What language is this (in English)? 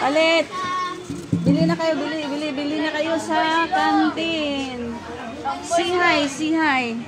Filipino